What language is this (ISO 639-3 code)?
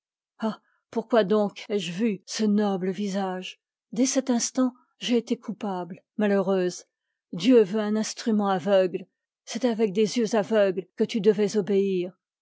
fra